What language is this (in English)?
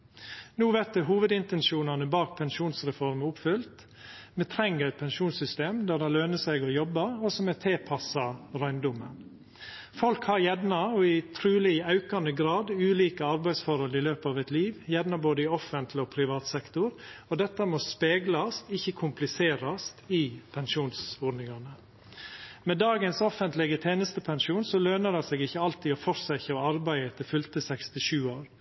Norwegian Nynorsk